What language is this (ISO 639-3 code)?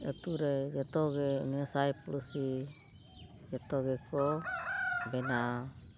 sat